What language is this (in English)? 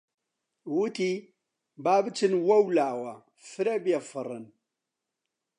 Central Kurdish